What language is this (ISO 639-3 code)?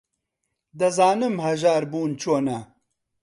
ckb